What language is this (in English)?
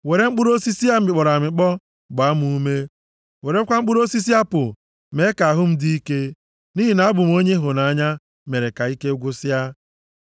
Igbo